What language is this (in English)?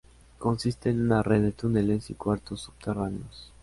Spanish